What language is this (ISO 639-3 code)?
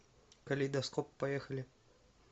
rus